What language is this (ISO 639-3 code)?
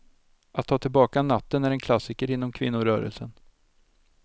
swe